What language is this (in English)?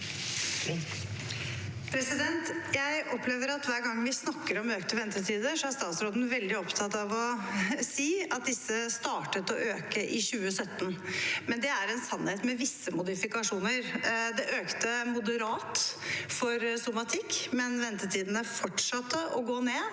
Norwegian